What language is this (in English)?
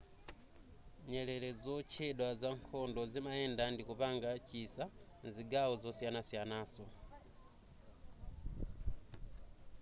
Nyanja